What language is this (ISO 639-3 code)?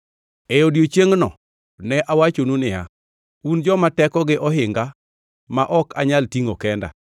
luo